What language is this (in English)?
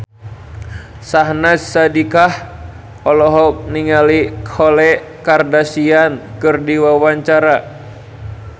Sundanese